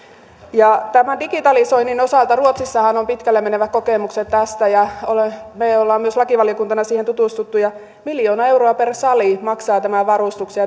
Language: Finnish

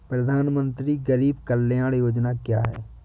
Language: Hindi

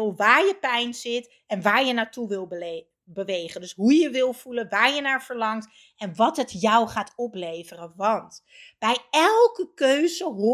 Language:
Dutch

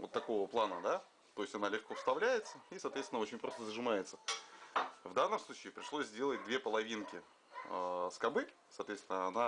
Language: Russian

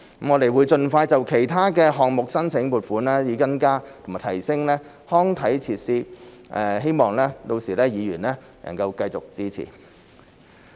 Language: Cantonese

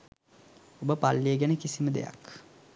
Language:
Sinhala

